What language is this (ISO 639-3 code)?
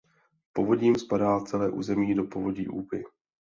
ces